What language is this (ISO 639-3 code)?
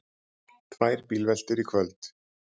isl